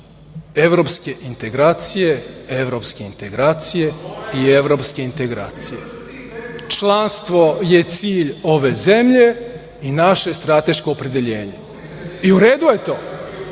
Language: Serbian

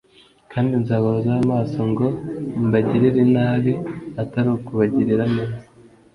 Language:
Kinyarwanda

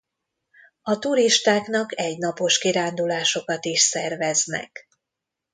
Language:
Hungarian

